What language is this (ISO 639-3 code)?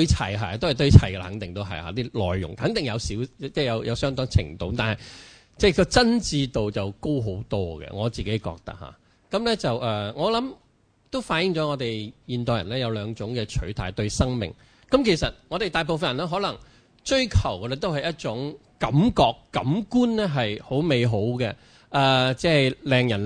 zho